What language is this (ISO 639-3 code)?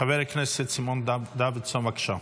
heb